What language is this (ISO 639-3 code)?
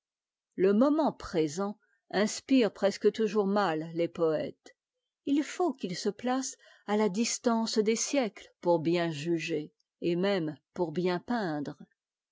fra